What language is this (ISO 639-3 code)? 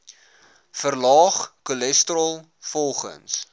afr